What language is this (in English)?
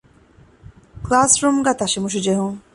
Divehi